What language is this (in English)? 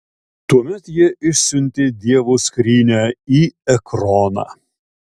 Lithuanian